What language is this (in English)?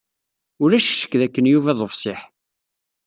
Kabyle